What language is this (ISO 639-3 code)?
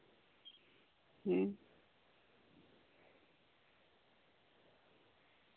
sat